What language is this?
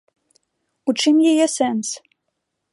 Belarusian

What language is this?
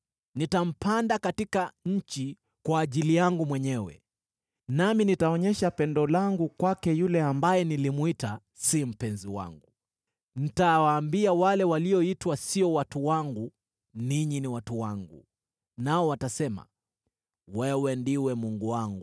Swahili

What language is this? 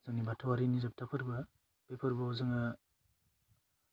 Bodo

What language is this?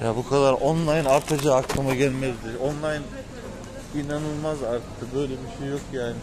Turkish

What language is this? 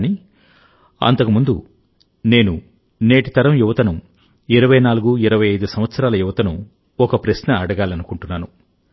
Telugu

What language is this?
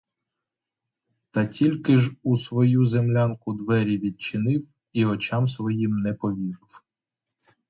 Ukrainian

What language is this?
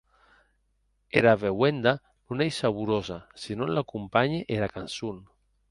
Occitan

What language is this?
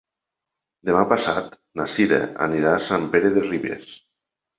Catalan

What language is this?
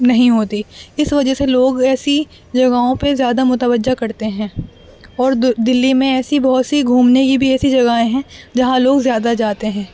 Urdu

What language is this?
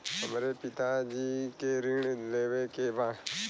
Bhojpuri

